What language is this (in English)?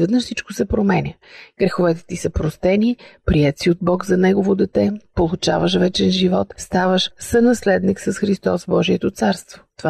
Bulgarian